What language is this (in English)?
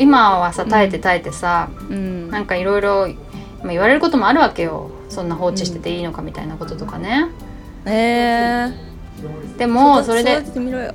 Japanese